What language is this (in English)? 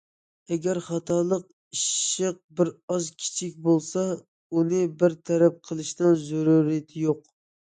Uyghur